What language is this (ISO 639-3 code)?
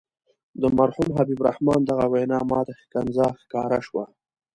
pus